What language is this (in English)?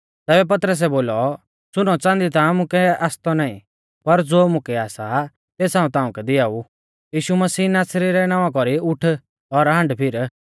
Mahasu Pahari